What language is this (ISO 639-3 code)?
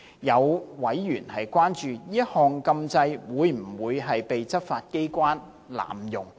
yue